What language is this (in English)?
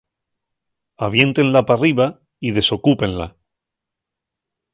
Asturian